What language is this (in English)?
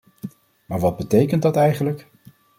Dutch